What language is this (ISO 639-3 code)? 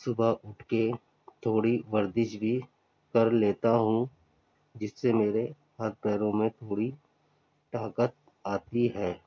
urd